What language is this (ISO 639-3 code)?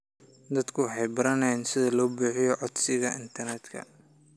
som